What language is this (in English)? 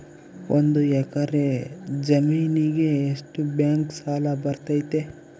Kannada